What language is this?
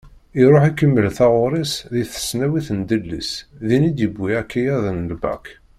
Kabyle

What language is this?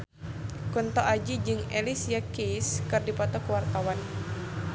Sundanese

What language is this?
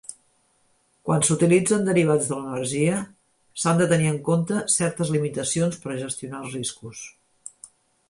Catalan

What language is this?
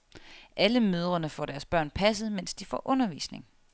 Danish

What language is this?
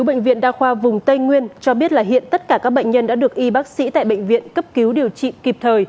Vietnamese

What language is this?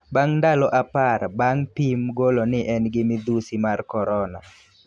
Luo (Kenya and Tanzania)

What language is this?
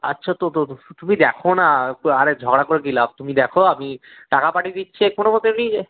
Bangla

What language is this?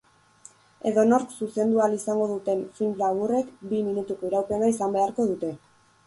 Basque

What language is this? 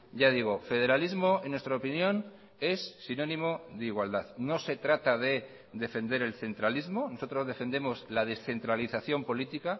Spanish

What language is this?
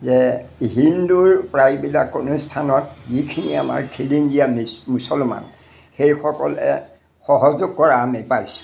Assamese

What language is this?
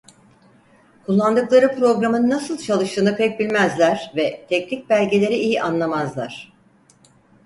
Turkish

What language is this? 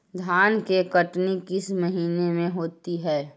Magahi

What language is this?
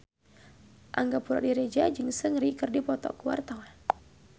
Sundanese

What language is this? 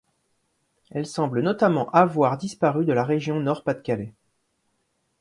French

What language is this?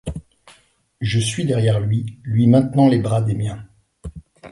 French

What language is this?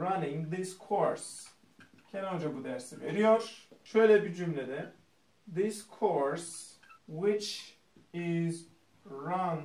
Turkish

